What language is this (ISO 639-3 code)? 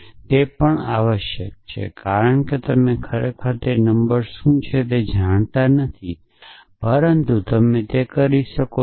guj